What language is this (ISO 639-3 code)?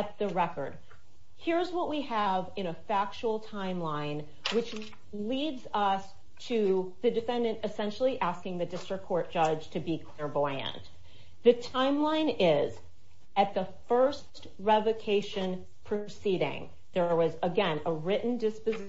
eng